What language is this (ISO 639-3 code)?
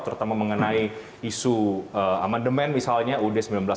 ind